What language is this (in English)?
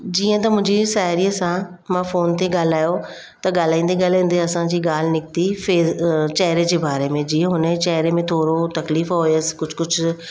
Sindhi